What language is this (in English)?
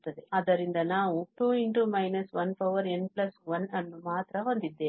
Kannada